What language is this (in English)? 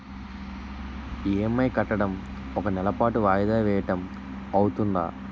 Telugu